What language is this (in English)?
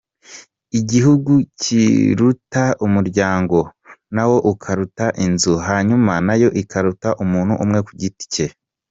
Kinyarwanda